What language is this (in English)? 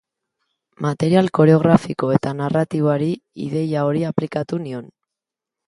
Basque